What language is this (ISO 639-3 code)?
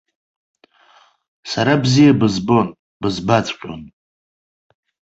abk